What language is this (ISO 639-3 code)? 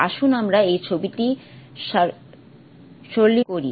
ben